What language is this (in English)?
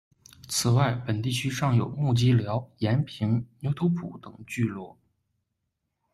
Chinese